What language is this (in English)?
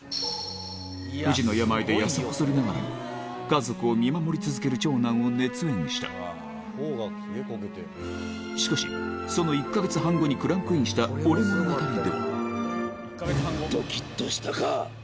Japanese